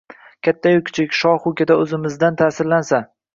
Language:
Uzbek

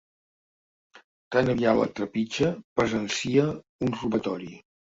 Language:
Catalan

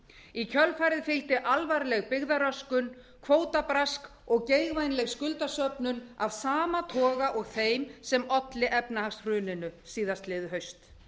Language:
Icelandic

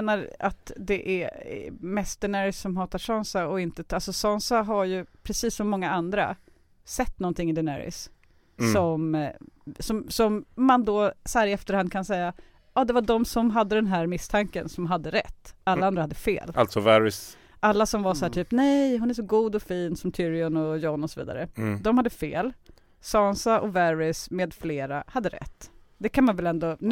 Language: Swedish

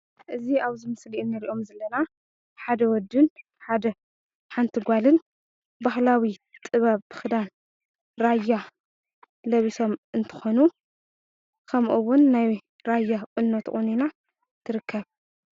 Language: Tigrinya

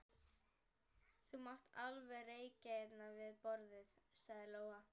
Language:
Icelandic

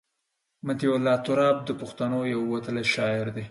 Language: Pashto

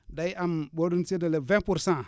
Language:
Wolof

